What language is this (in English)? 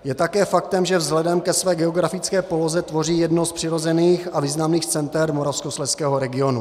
Czech